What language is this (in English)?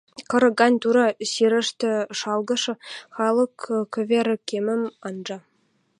Western Mari